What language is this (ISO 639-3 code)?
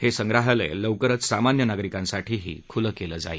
mar